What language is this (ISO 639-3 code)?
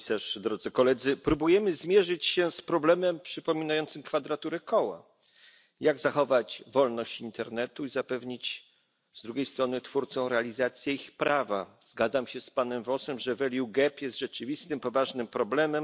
pol